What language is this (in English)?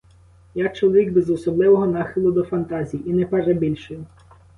Ukrainian